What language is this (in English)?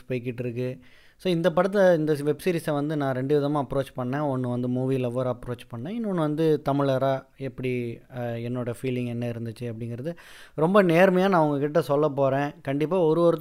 Tamil